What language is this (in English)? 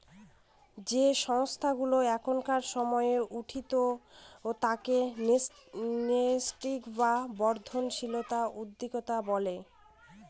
Bangla